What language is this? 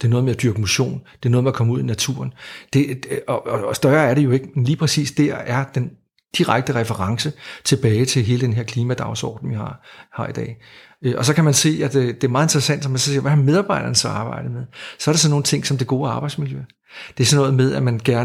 Danish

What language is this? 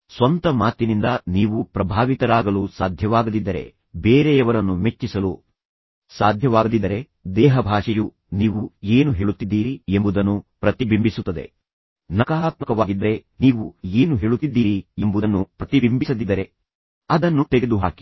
Kannada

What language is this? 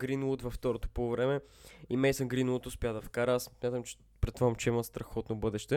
Bulgarian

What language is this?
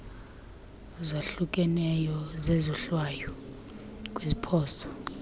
Xhosa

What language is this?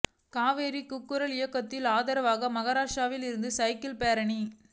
Tamil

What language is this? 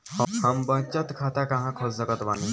Bhojpuri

